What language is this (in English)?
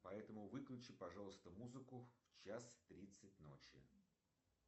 Russian